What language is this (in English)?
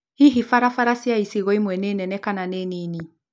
Kikuyu